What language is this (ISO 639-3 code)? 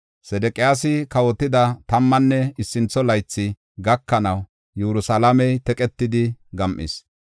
gof